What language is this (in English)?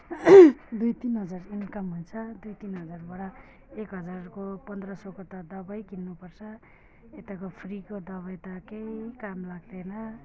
Nepali